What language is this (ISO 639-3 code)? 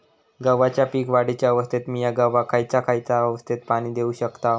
mar